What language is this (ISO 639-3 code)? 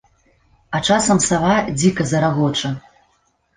bel